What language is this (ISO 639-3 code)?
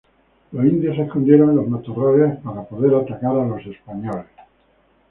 spa